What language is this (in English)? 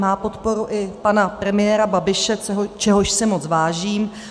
Czech